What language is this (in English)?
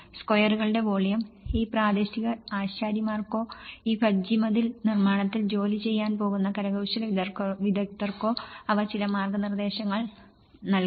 Malayalam